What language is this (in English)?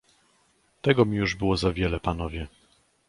Polish